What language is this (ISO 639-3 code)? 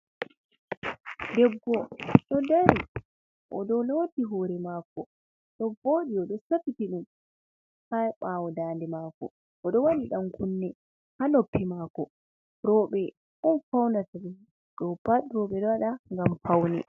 ful